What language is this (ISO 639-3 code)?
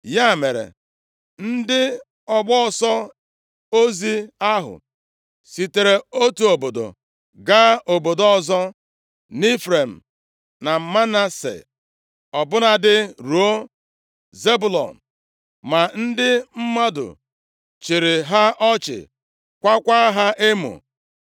ibo